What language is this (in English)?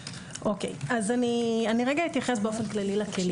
Hebrew